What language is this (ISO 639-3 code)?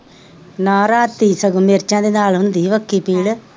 pan